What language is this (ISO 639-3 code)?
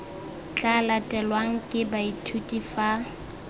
tsn